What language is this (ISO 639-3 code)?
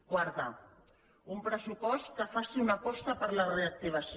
cat